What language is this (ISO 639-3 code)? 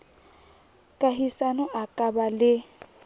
sot